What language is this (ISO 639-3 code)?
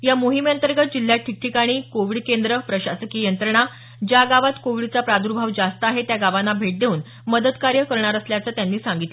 mar